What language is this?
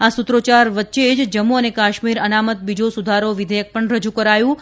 Gujarati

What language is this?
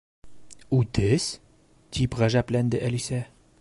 Bashkir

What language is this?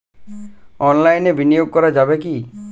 Bangla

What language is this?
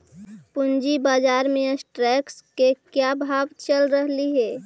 Magahi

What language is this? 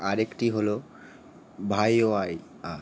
Bangla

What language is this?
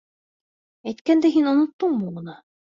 Bashkir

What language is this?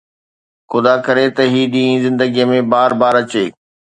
Sindhi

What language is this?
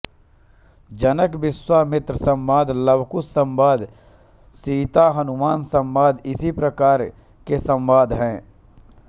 Hindi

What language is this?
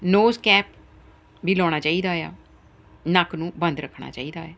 Punjabi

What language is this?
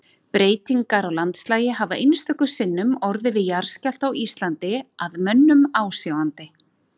Icelandic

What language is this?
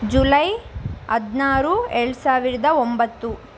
Kannada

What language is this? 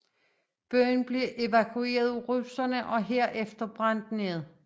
Danish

